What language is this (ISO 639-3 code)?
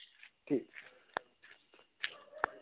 doi